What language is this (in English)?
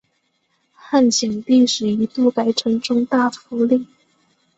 Chinese